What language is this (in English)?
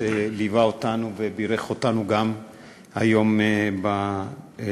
Hebrew